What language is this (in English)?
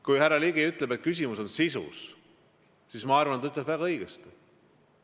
Estonian